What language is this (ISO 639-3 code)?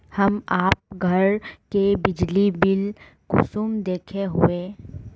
mag